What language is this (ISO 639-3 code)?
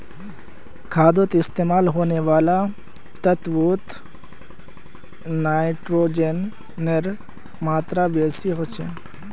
mag